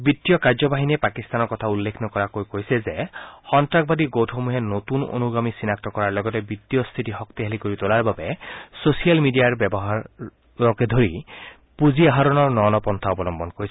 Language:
Assamese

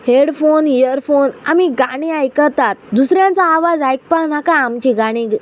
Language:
Konkani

